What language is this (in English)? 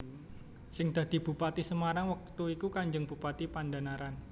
Javanese